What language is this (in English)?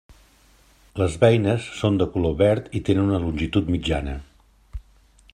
Catalan